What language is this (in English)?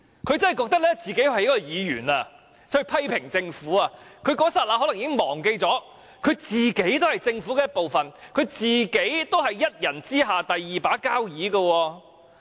Cantonese